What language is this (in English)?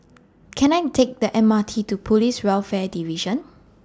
English